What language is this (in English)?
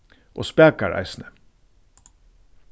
Faroese